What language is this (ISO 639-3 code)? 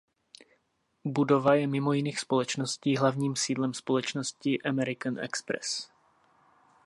ces